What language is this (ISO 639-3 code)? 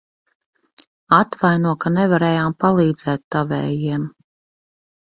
lav